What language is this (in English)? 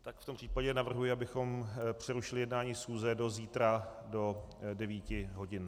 Czech